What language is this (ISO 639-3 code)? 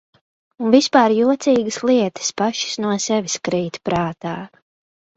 lav